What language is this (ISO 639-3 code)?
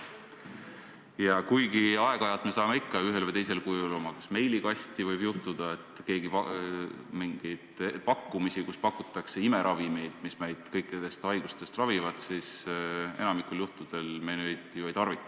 est